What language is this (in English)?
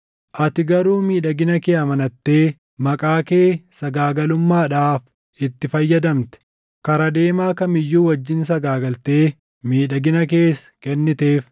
Oromo